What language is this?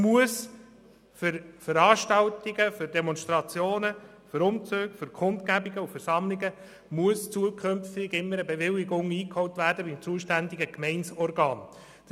Swiss German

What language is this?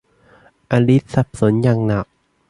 Thai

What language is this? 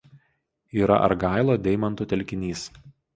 Lithuanian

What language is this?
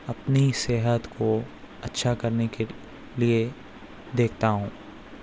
Urdu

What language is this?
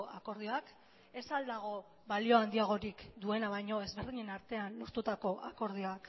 Basque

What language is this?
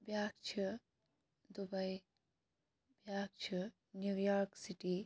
Kashmiri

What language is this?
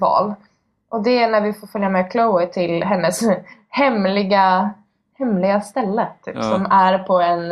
Swedish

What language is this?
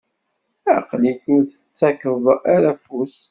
Kabyle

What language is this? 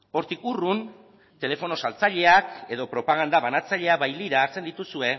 Basque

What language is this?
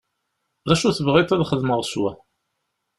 Kabyle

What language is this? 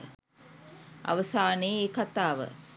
Sinhala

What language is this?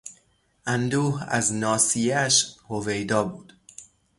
Persian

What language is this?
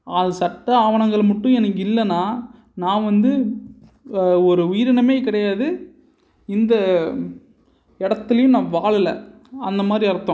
Tamil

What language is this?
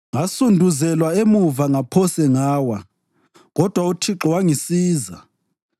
North Ndebele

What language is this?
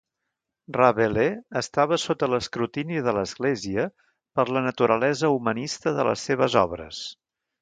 Catalan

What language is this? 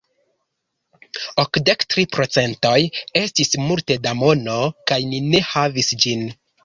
Esperanto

